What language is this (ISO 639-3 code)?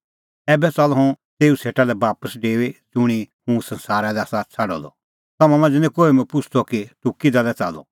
kfx